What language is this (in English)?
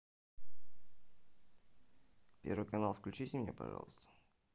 Russian